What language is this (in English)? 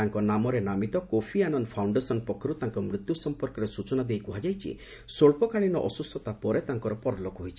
Odia